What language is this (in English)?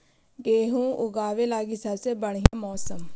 Magahi